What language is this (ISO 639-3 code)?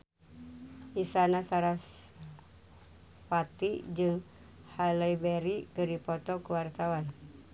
sun